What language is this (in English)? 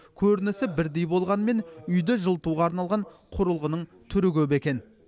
Kazakh